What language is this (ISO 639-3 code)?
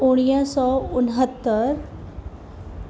snd